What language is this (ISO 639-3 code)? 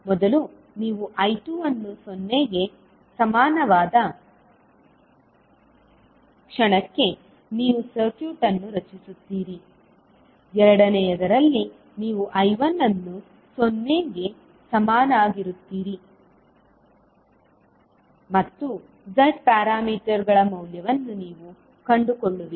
kan